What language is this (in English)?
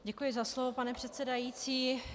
Czech